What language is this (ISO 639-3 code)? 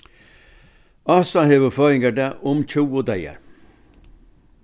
fao